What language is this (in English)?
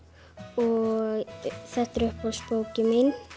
Icelandic